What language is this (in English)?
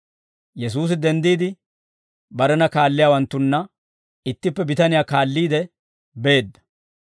Dawro